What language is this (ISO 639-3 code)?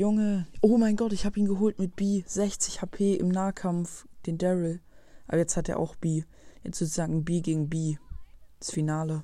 deu